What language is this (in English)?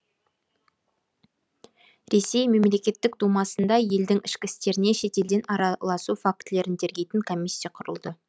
Kazakh